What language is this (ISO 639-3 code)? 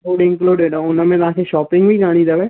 snd